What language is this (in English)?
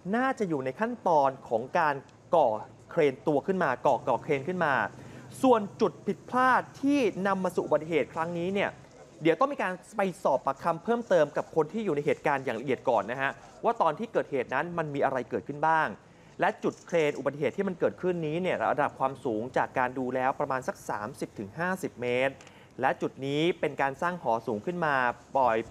Thai